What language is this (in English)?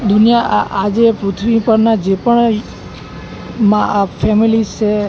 Gujarati